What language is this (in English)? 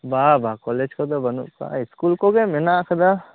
Santali